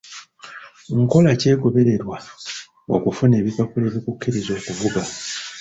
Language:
Ganda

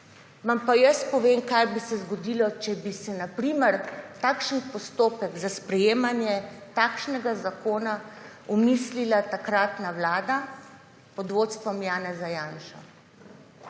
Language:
Slovenian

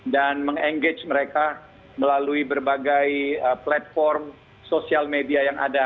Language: Indonesian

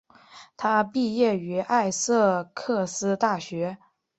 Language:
Chinese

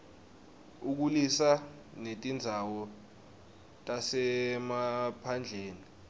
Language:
Swati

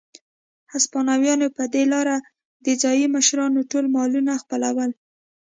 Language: Pashto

